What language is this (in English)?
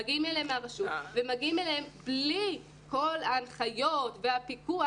Hebrew